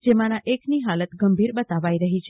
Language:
Gujarati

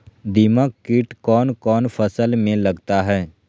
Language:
Magahi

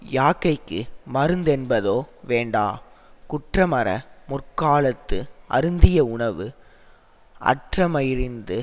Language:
Tamil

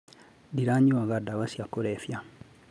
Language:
Kikuyu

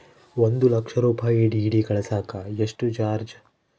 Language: Kannada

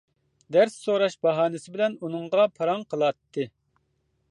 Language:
Uyghur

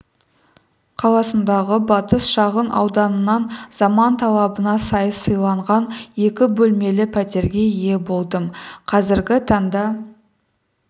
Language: Kazakh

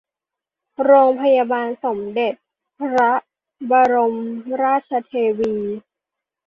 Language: Thai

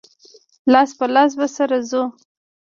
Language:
Pashto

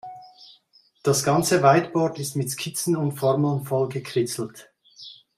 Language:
German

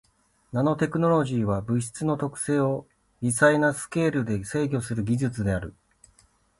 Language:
Japanese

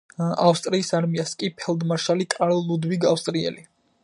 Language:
Georgian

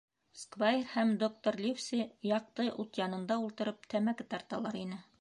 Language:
Bashkir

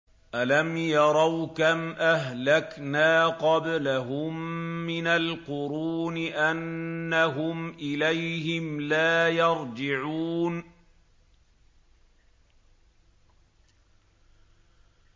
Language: Arabic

